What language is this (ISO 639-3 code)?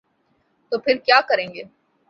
urd